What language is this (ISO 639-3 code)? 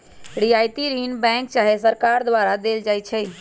mag